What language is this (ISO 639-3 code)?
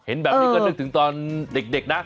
tha